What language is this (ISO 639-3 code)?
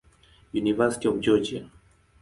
swa